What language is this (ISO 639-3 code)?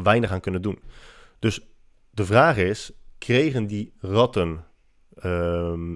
nld